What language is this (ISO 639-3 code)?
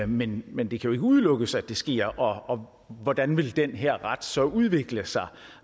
dan